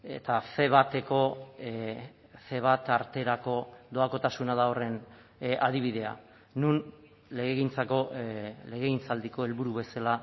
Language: Basque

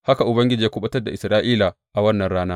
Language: Hausa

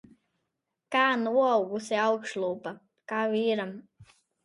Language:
Latvian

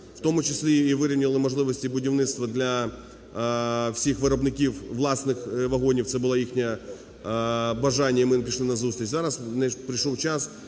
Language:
Ukrainian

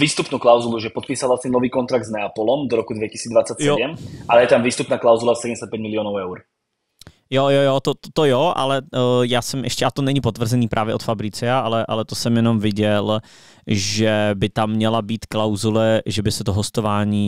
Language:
Czech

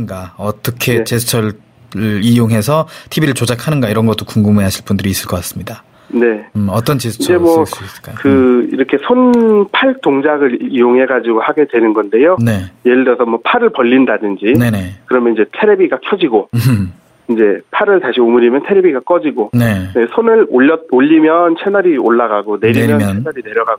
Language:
Korean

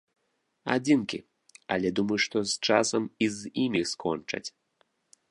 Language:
Belarusian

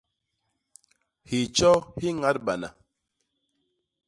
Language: Basaa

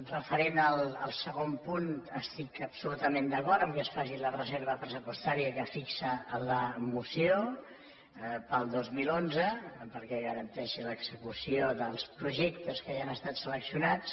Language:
Catalan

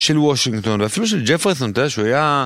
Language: Hebrew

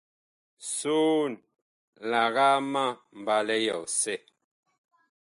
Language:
Bakoko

